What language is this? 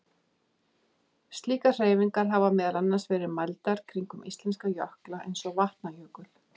Icelandic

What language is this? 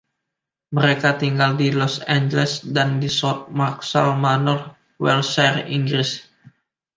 Indonesian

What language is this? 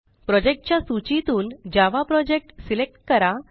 Marathi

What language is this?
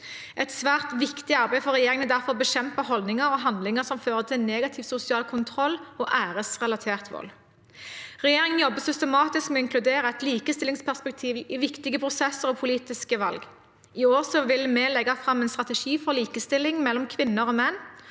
Norwegian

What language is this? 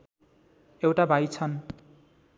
Nepali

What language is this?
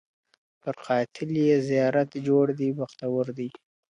Pashto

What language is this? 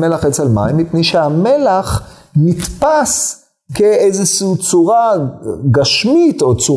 Hebrew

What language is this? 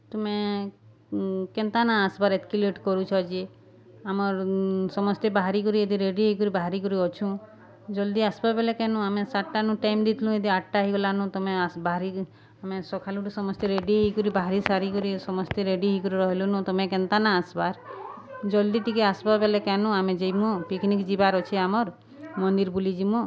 Odia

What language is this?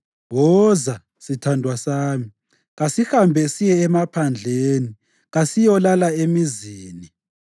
North Ndebele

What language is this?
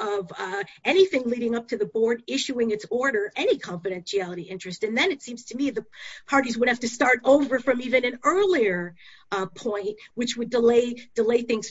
English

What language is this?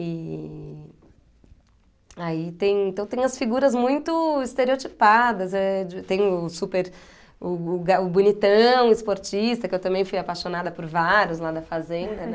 Portuguese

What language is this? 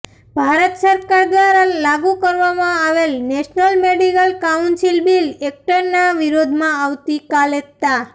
Gujarati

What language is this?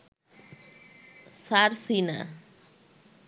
Bangla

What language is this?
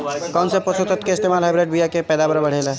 Bhojpuri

